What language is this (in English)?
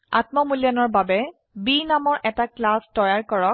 Assamese